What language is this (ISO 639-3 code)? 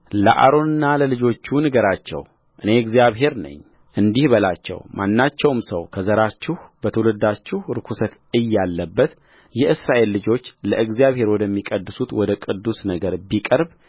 amh